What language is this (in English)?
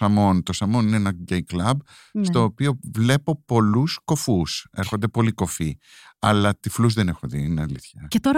Greek